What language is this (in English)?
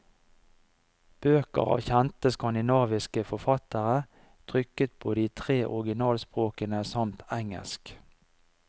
Norwegian